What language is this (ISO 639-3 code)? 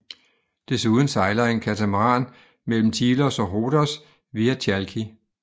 dan